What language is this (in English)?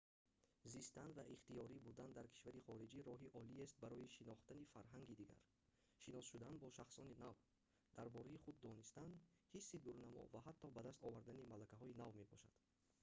Tajik